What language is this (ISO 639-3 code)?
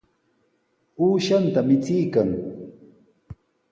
qws